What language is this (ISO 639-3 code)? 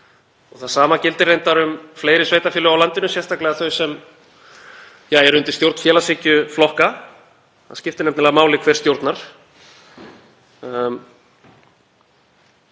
isl